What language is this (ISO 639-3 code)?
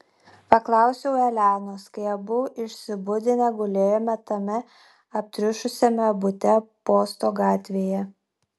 lit